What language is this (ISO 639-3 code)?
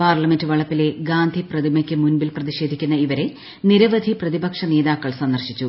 mal